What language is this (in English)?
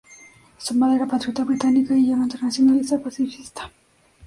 Spanish